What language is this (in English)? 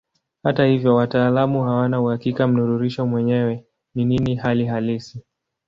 Swahili